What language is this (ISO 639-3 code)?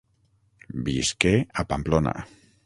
cat